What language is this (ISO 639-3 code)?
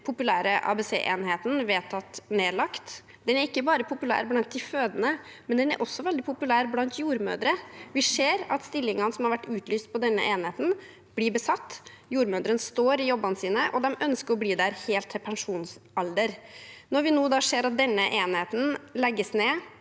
nor